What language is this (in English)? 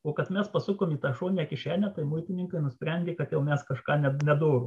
Lithuanian